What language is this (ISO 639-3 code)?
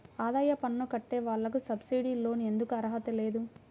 tel